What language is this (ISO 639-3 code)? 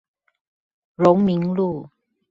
zho